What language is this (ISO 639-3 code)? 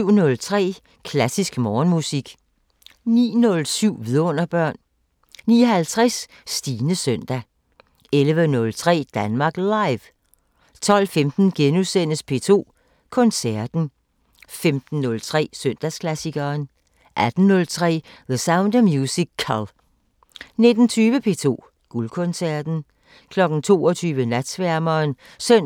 dan